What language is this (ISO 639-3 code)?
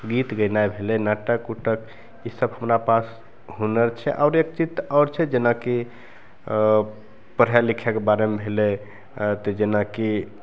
mai